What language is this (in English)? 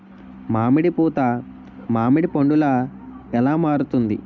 Telugu